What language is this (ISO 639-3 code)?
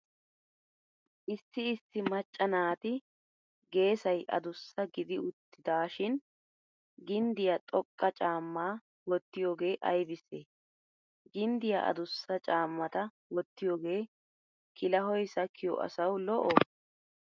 wal